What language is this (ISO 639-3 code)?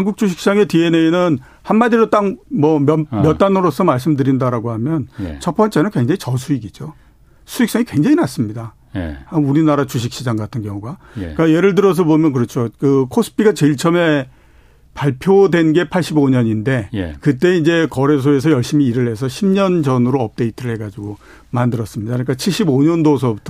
kor